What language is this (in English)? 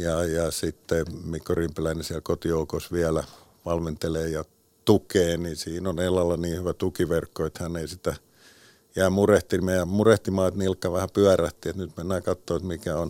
Finnish